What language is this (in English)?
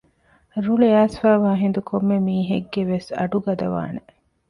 Divehi